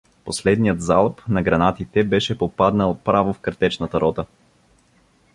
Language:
Bulgarian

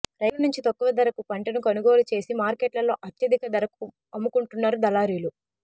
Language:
Telugu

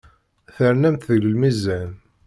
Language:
Kabyle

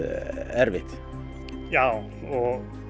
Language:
Icelandic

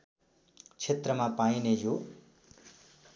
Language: Nepali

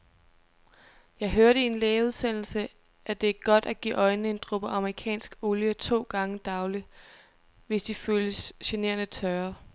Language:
Danish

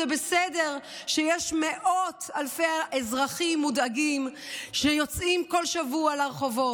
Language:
Hebrew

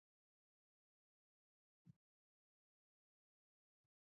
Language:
Pashto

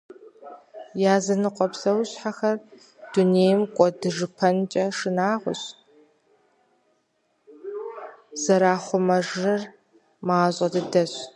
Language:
Kabardian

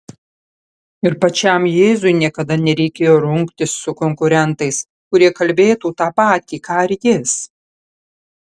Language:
Lithuanian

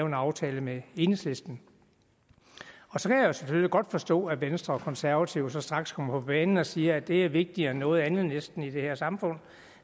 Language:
Danish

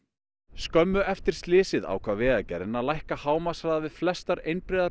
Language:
Icelandic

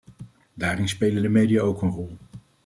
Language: Dutch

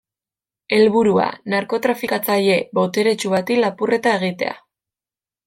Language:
Basque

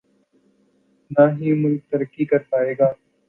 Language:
Urdu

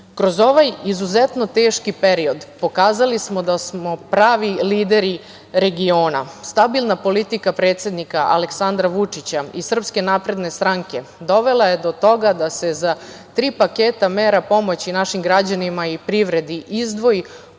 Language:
Serbian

